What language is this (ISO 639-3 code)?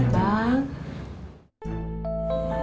ind